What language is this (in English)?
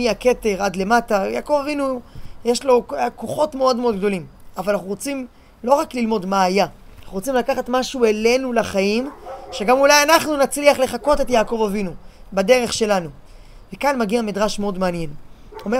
Hebrew